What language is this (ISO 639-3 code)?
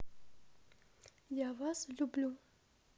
rus